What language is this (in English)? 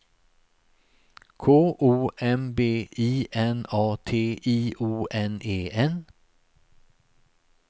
Swedish